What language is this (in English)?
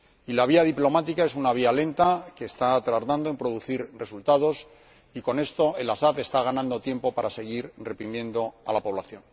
Spanish